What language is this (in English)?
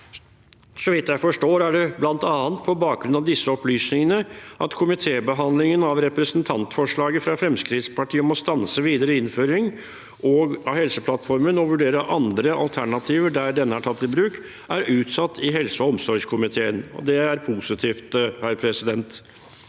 Norwegian